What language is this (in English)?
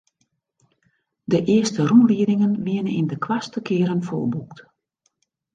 Western Frisian